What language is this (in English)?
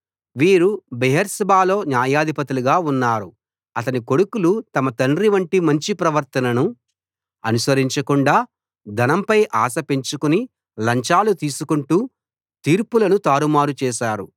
Telugu